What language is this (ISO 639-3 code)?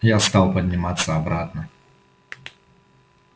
rus